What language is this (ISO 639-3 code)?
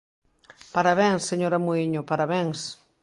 glg